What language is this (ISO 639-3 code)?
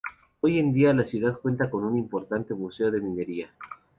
spa